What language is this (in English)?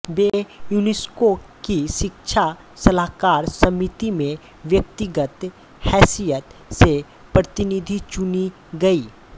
Hindi